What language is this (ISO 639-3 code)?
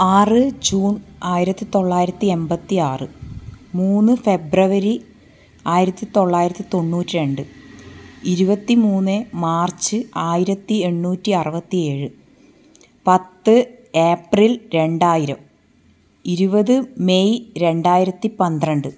mal